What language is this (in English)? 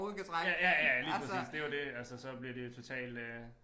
Danish